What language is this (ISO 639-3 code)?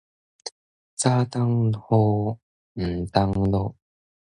nan